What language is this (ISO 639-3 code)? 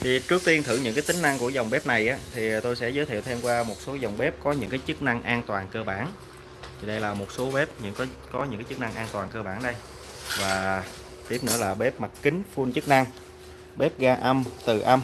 vie